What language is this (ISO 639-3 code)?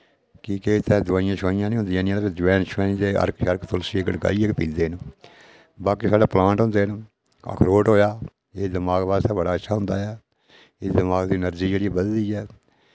doi